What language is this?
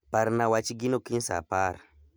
Luo (Kenya and Tanzania)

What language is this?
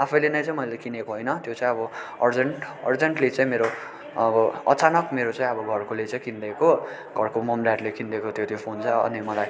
Nepali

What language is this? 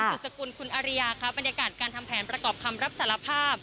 Thai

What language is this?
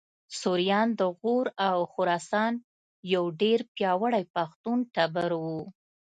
Pashto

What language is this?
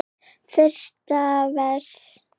Icelandic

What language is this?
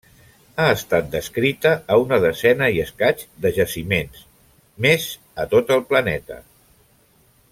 Catalan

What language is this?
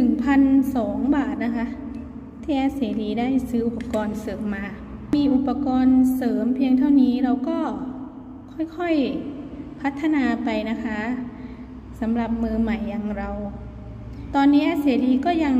Thai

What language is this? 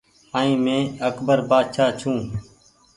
Goaria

